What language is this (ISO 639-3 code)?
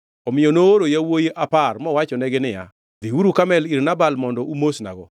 luo